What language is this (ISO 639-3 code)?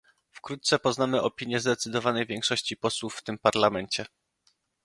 pol